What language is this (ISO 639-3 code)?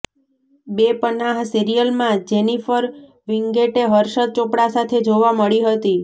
guj